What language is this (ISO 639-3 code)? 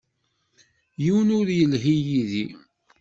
kab